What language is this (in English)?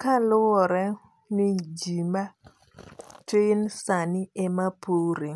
Luo (Kenya and Tanzania)